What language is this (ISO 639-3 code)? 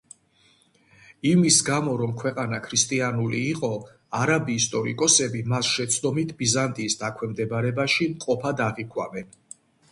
kat